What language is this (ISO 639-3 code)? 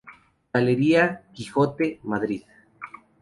spa